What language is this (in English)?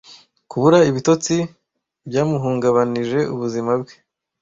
Kinyarwanda